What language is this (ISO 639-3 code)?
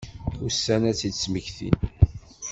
kab